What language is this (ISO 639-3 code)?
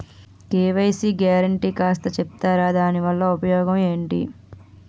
tel